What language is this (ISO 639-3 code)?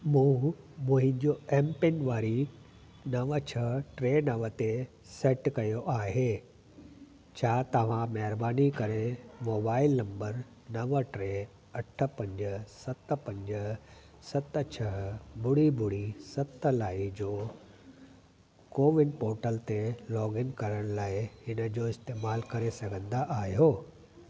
snd